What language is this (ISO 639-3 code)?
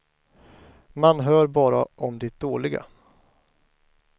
swe